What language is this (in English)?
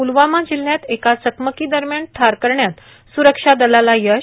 Marathi